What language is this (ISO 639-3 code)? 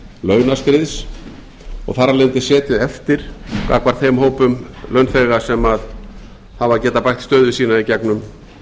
isl